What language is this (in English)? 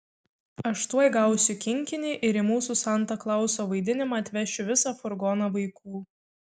Lithuanian